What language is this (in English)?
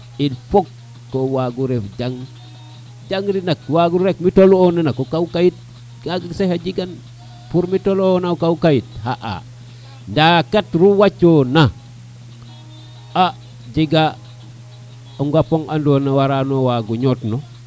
Serer